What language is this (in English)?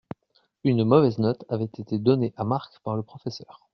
French